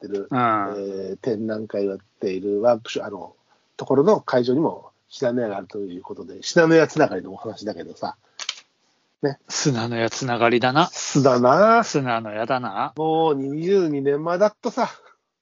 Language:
Japanese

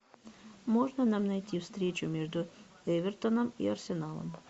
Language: Russian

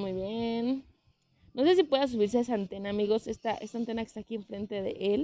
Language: Spanish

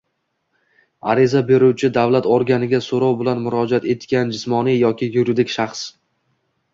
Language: Uzbek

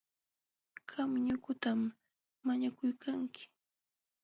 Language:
Jauja Wanca Quechua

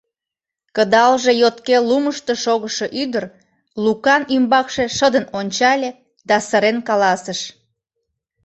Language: Mari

